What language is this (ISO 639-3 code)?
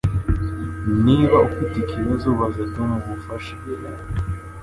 kin